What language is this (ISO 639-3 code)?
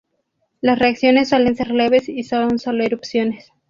spa